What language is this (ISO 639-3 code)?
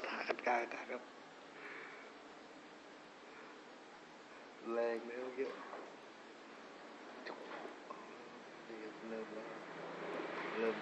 tha